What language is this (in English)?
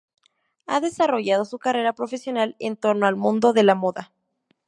Spanish